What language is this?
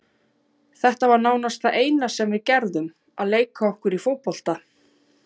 Icelandic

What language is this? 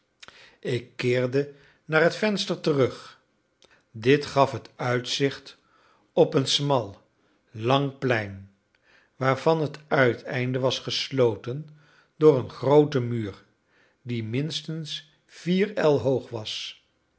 Dutch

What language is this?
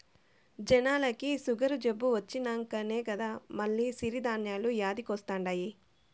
Telugu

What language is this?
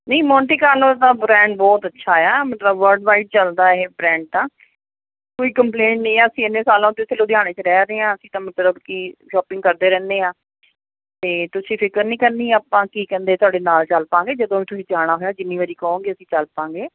Punjabi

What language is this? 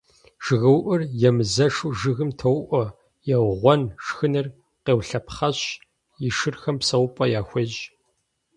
Kabardian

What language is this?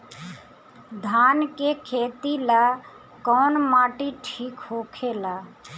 Bhojpuri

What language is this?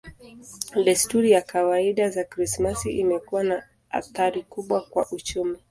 Swahili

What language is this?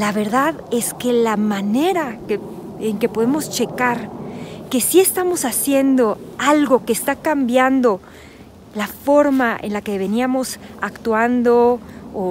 Spanish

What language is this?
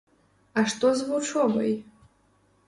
Belarusian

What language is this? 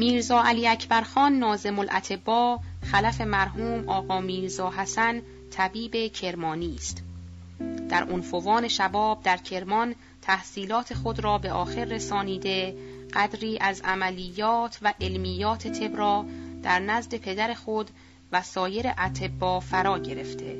Persian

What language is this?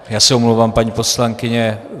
Czech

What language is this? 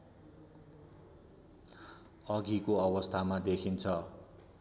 Nepali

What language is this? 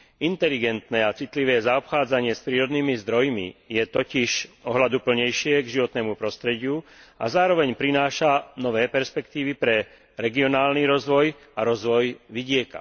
Slovak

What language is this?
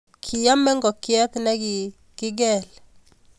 Kalenjin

